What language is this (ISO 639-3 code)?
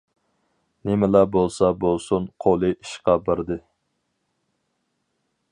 uig